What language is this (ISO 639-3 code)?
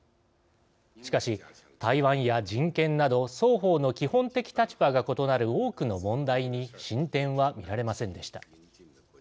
jpn